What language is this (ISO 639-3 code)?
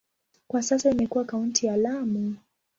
swa